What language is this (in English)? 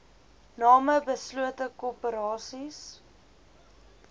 Afrikaans